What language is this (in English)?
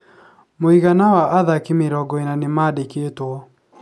Kikuyu